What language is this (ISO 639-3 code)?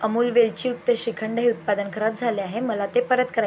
mar